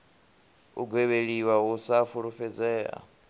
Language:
Venda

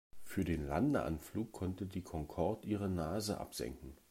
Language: German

